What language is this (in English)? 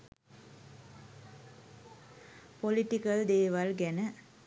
Sinhala